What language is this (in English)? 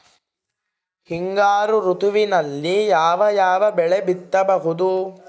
Kannada